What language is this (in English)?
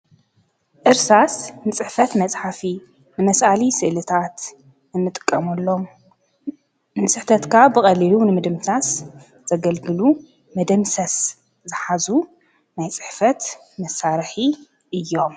Tigrinya